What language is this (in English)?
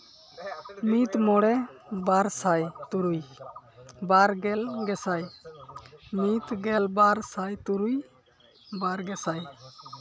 Santali